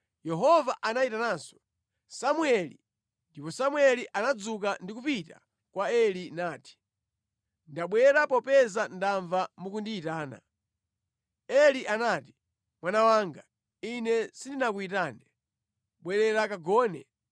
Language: Nyanja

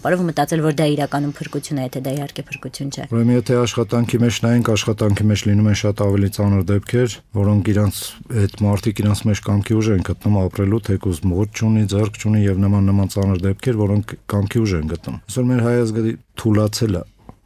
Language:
Romanian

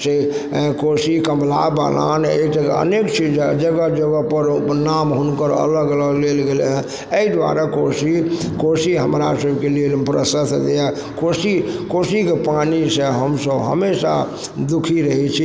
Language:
Maithili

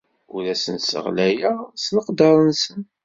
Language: Kabyle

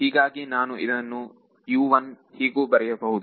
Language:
Kannada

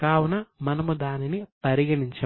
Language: Telugu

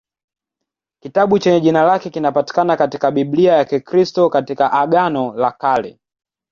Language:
Swahili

